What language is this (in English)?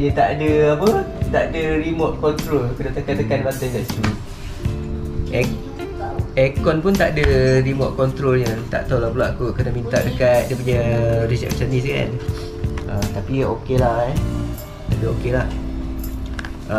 Malay